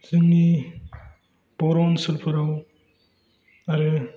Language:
Bodo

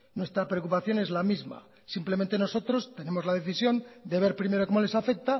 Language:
Spanish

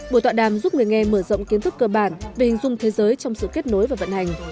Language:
Vietnamese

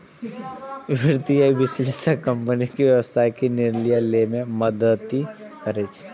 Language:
Maithili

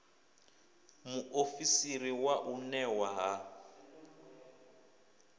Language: Venda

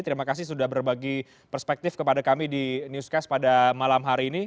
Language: Indonesian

